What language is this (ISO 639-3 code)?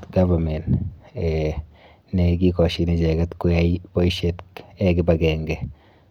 kln